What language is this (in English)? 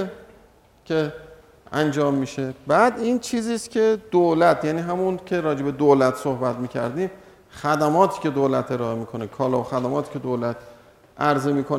Persian